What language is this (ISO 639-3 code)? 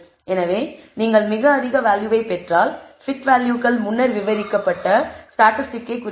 tam